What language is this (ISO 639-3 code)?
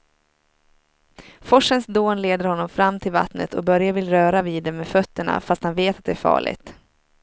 swe